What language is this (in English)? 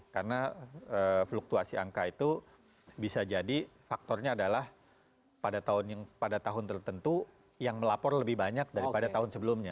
Indonesian